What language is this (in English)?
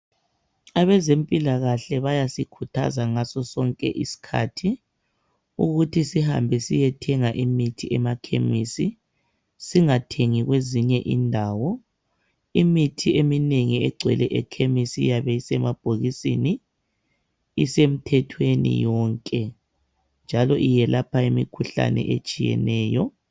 North Ndebele